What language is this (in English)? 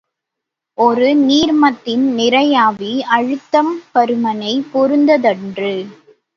Tamil